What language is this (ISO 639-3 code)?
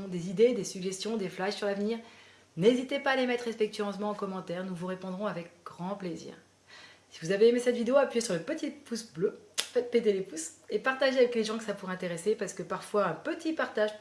fra